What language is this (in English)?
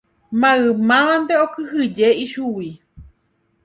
Guarani